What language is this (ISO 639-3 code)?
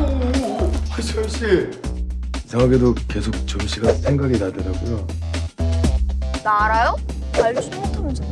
kor